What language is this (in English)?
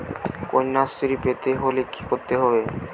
Bangla